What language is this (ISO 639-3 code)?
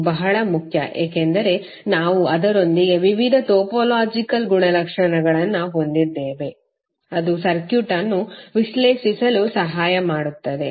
kan